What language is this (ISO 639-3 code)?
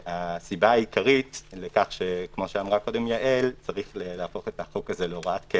heb